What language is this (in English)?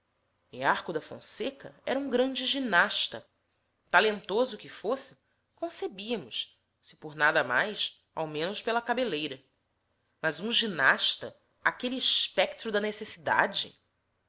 Portuguese